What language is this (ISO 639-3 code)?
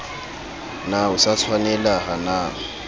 sot